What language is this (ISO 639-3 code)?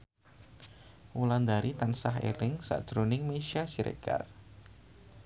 jav